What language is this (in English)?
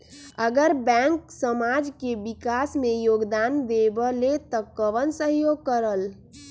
Magahi